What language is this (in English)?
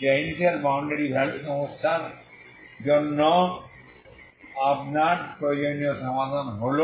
Bangla